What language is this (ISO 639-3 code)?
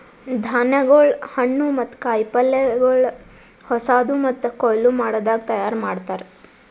kan